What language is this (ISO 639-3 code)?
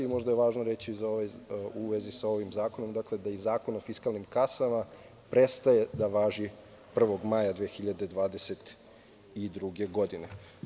srp